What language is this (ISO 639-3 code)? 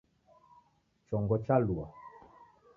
dav